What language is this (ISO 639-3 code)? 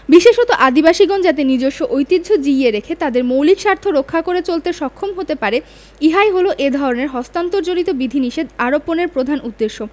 ben